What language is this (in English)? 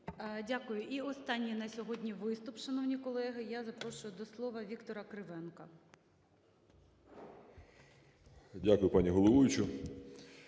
Ukrainian